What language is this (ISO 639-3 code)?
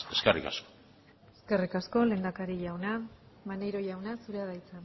eus